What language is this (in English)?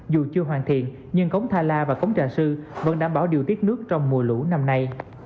Vietnamese